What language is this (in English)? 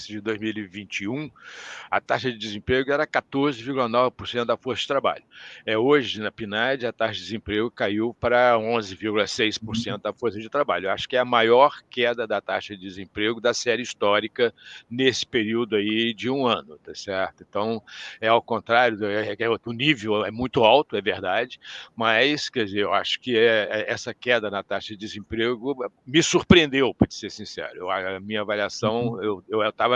Portuguese